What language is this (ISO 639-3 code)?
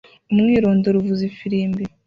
kin